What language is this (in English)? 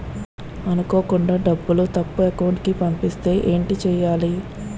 Telugu